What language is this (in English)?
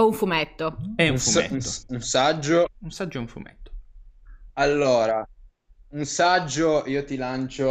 Italian